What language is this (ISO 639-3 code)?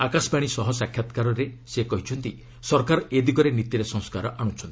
ori